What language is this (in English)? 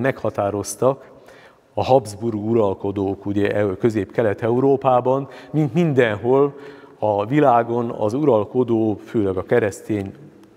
Hungarian